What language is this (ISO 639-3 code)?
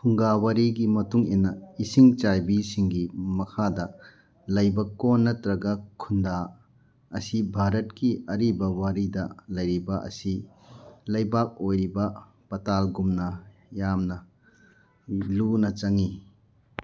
mni